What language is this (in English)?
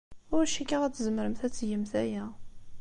Kabyle